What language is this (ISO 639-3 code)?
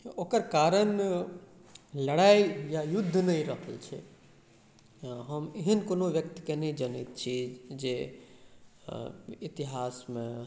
mai